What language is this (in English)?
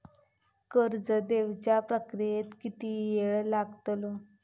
Marathi